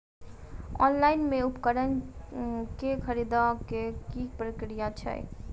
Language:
Maithili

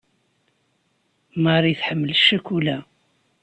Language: Kabyle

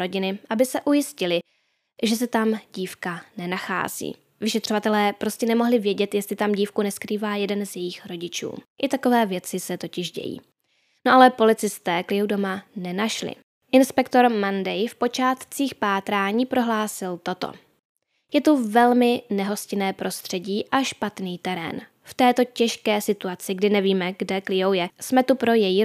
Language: Czech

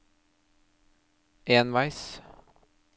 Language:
Norwegian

